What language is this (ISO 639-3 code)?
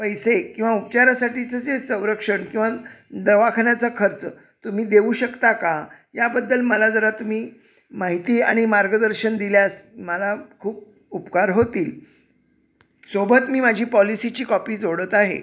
mar